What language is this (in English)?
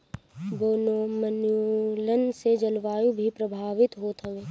Bhojpuri